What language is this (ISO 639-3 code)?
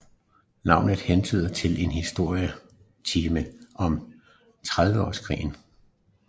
dan